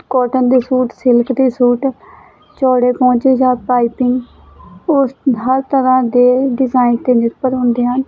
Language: Punjabi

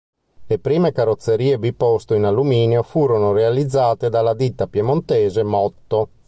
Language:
Italian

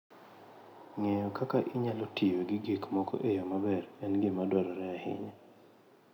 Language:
Luo (Kenya and Tanzania)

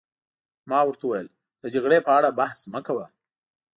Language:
Pashto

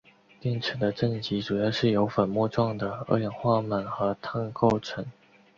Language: Chinese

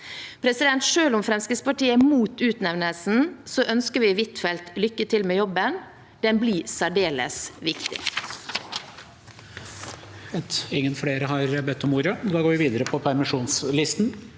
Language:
Norwegian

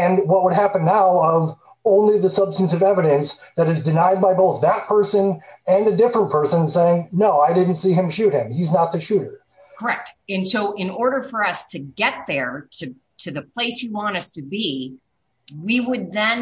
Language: English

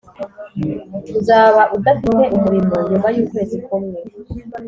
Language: Kinyarwanda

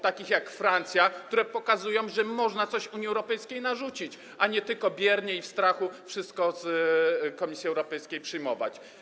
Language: Polish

